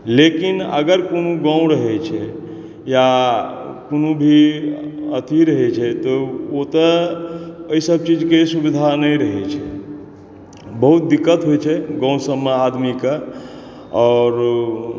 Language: Maithili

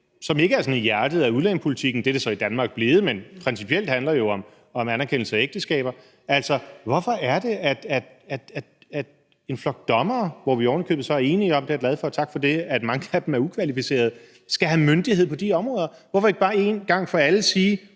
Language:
Danish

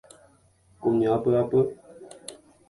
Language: Guarani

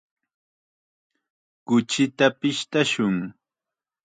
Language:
Chiquián Ancash Quechua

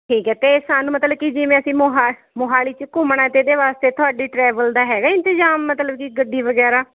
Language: Punjabi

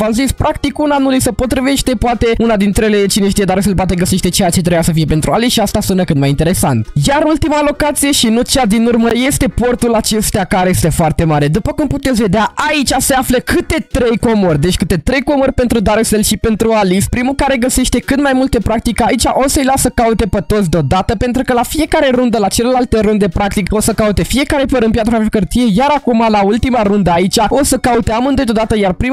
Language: Romanian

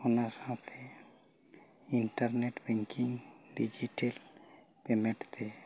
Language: Santali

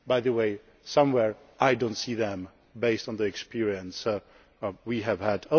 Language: English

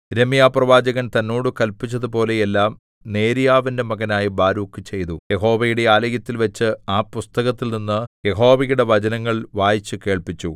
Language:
Malayalam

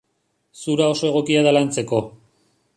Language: Basque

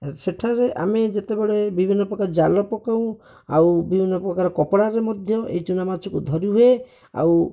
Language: Odia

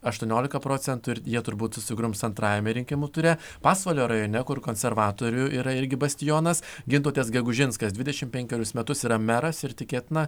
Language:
Lithuanian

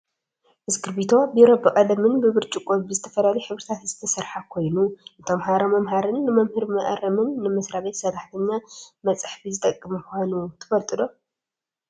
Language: Tigrinya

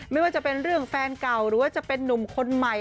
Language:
Thai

